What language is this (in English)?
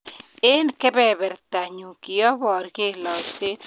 Kalenjin